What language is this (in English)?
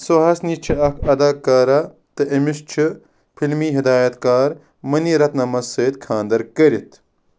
Kashmiri